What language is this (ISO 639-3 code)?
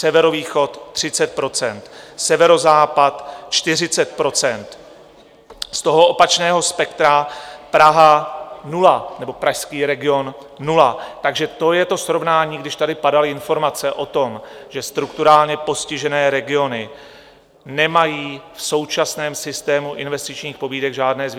ces